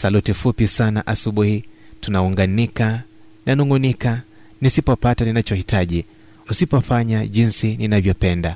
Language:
Swahili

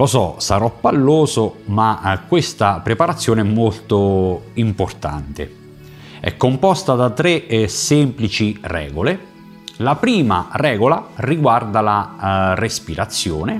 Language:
Italian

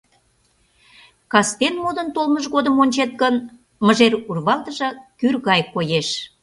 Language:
Mari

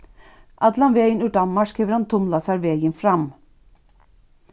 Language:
Faroese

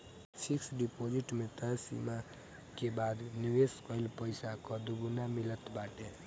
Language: Bhojpuri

